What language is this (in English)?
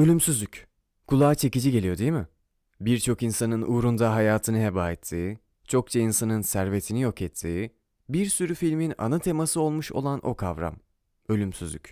Turkish